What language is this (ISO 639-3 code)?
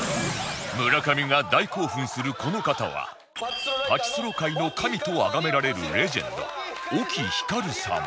jpn